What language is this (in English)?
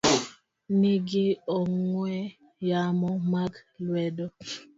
Luo (Kenya and Tanzania)